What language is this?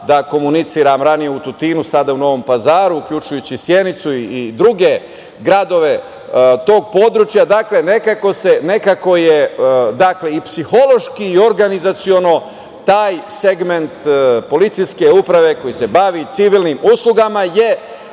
Serbian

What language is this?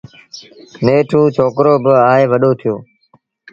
Sindhi Bhil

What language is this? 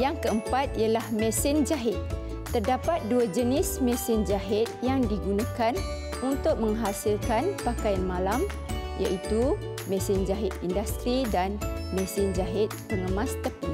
Malay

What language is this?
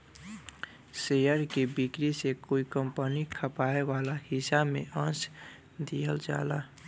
Bhojpuri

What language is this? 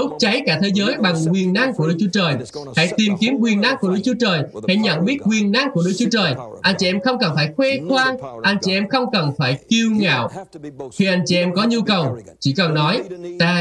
Vietnamese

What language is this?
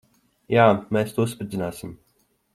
Latvian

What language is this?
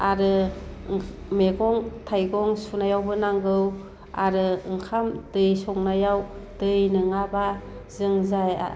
Bodo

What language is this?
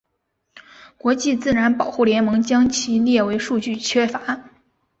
Chinese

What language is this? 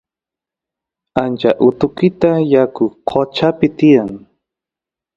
Santiago del Estero Quichua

